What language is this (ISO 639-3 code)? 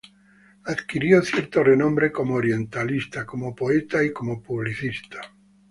spa